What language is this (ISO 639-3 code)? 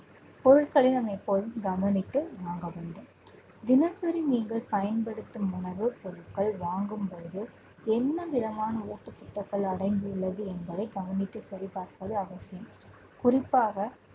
tam